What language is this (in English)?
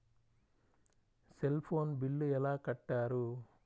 Telugu